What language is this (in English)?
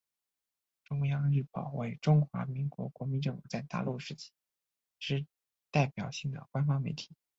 Chinese